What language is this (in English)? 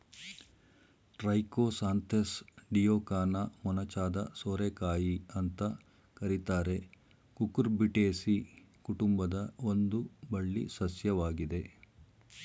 Kannada